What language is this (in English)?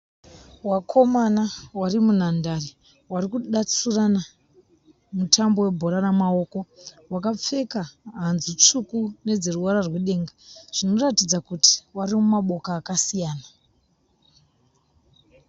Shona